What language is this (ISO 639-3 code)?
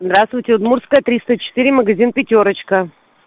rus